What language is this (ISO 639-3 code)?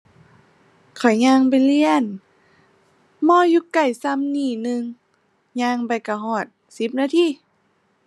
tha